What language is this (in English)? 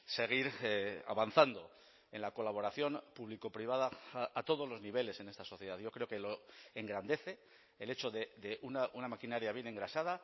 Spanish